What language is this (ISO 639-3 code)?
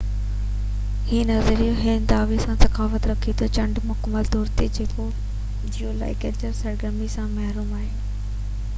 snd